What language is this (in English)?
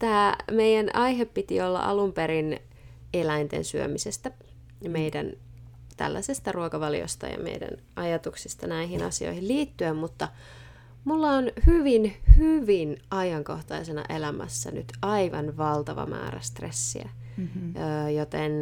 Finnish